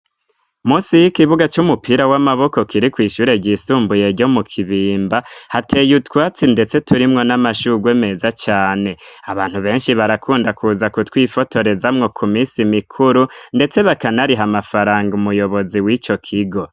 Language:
Rundi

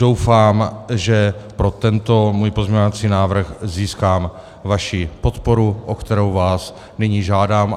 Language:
Czech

